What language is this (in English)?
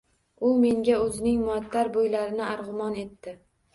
Uzbek